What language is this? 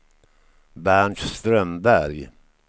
Swedish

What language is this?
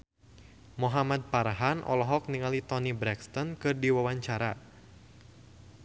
Sundanese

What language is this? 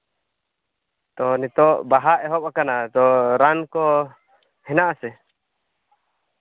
Santali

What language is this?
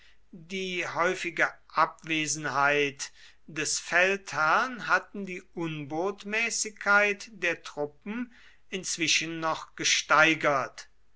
German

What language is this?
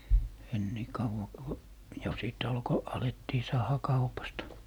Finnish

